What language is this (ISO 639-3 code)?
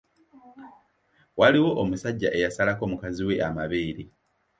lug